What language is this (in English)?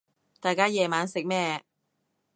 Cantonese